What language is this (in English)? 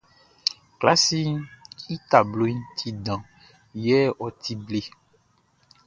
Baoulé